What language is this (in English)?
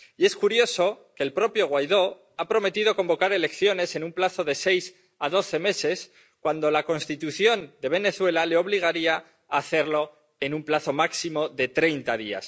Spanish